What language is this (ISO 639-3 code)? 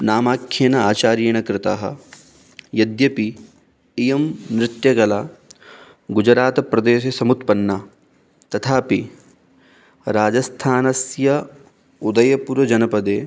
san